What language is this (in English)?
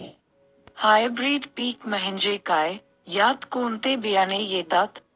Marathi